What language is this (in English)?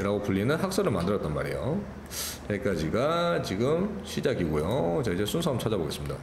Korean